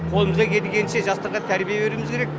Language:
Kazakh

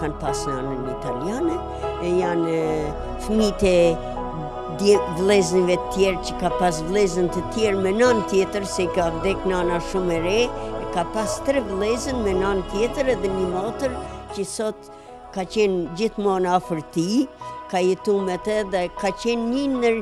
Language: Romanian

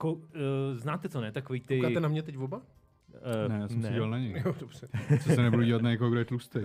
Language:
Czech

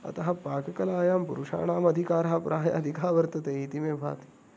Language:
Sanskrit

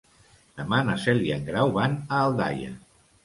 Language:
Catalan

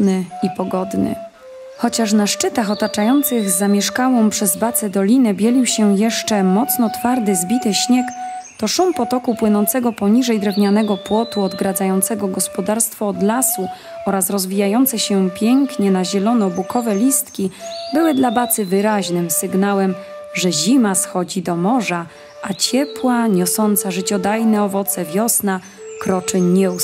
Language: Polish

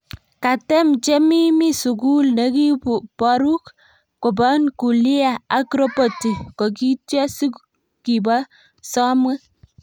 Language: Kalenjin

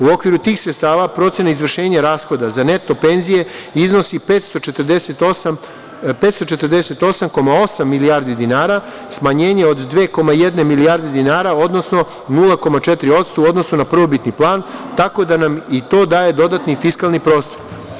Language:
Serbian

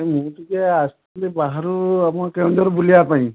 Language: Odia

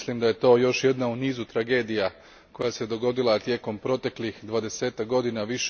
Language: Croatian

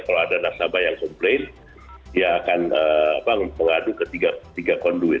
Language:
Indonesian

